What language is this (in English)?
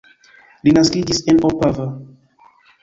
Esperanto